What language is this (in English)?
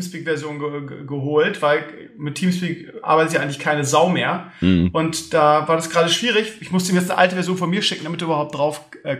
German